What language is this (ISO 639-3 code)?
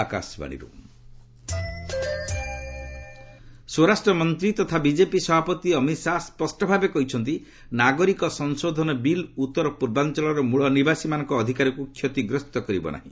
ori